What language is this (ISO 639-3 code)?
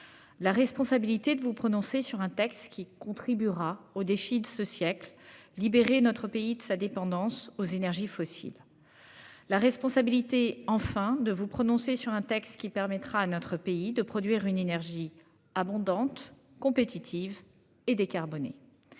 fra